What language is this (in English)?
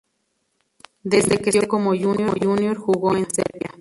Spanish